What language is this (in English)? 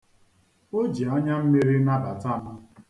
Igbo